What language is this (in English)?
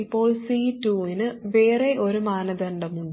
Malayalam